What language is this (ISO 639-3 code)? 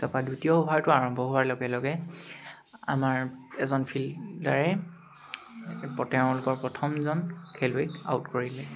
asm